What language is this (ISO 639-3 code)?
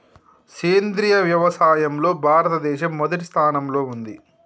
tel